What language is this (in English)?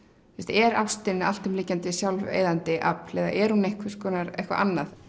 Icelandic